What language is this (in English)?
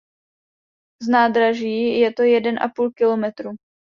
Czech